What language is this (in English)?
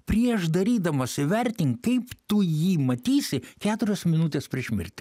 Lithuanian